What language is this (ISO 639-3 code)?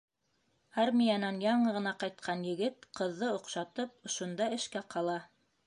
bak